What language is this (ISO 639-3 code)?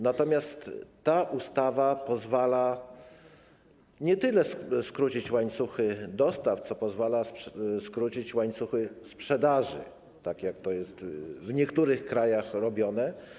pol